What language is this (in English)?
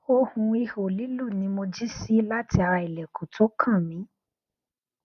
Yoruba